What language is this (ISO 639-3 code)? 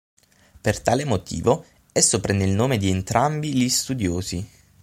ita